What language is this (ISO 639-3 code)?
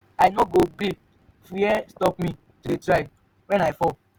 pcm